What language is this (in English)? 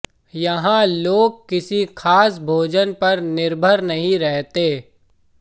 Hindi